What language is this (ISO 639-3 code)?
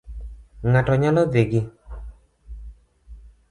luo